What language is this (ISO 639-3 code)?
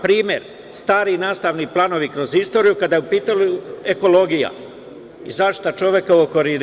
srp